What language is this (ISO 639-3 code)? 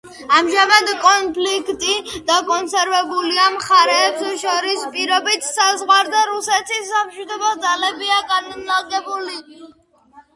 kat